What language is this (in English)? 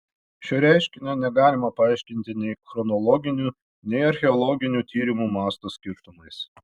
Lithuanian